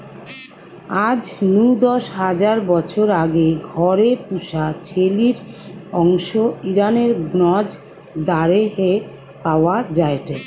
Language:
Bangla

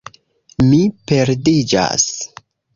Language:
Esperanto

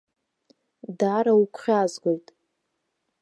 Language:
Abkhazian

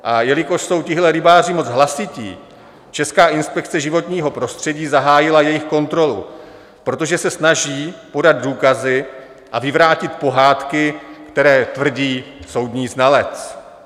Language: Czech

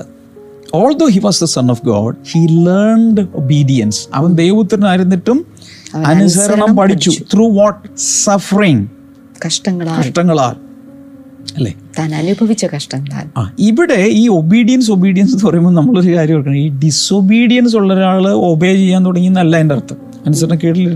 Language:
Malayalam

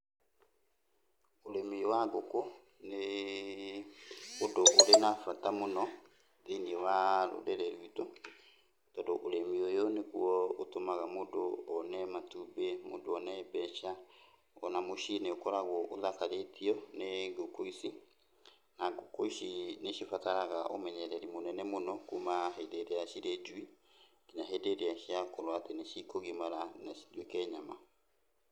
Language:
Kikuyu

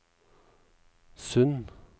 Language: Norwegian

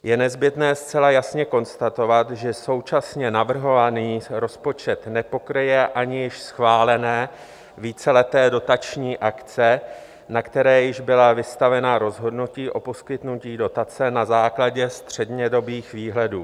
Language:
Czech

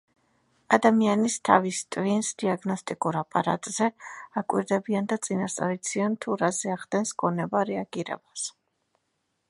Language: Georgian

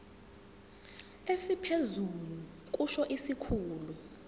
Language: Zulu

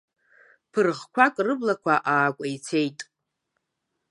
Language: Abkhazian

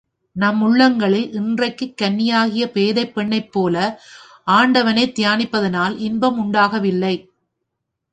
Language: Tamil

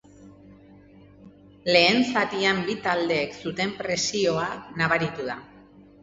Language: Basque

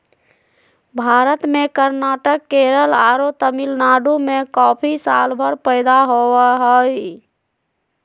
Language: Magahi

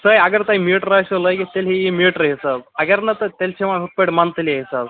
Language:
Kashmiri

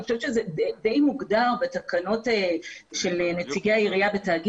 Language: Hebrew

